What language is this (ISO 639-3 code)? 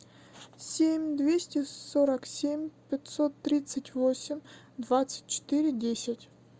rus